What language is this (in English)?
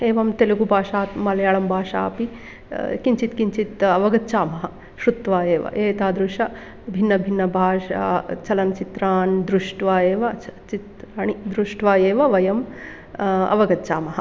Sanskrit